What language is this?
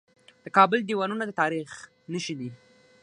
Pashto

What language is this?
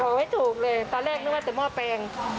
Thai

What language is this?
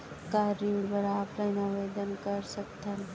Chhattisgarhi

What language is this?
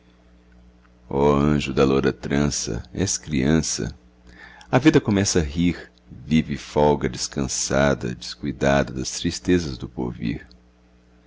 Portuguese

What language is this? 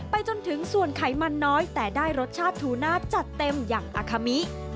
Thai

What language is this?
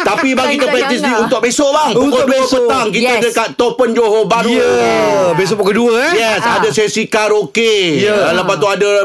Malay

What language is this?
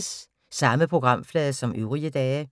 Danish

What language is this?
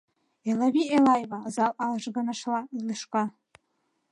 Mari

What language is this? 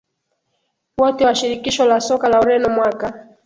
Swahili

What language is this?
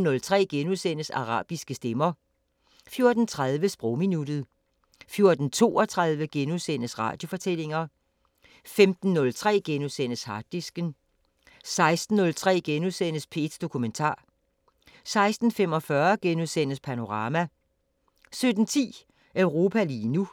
Danish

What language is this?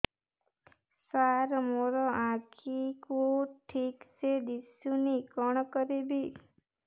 Odia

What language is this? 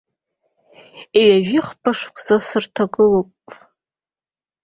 Abkhazian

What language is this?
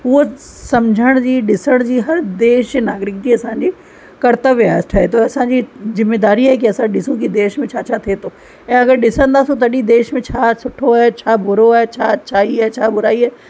Sindhi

